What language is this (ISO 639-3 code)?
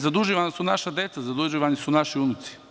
srp